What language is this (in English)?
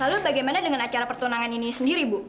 Indonesian